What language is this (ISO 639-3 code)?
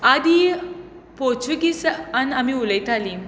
kok